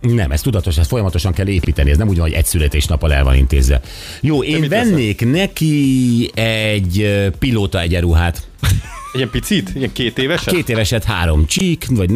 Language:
Hungarian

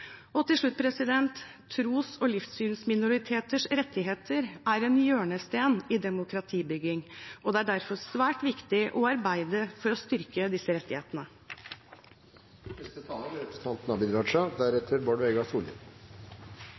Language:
Norwegian Bokmål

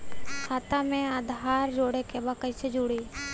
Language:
Bhojpuri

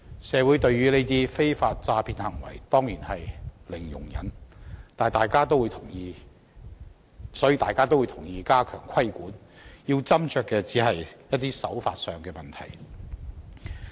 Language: Cantonese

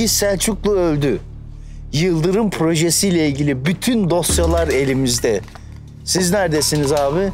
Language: Turkish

